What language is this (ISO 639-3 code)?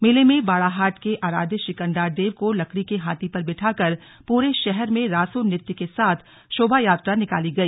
hin